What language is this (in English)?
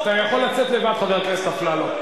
Hebrew